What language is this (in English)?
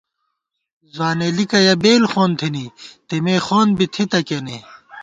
Gawar-Bati